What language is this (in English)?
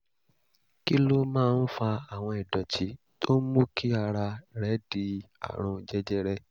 Yoruba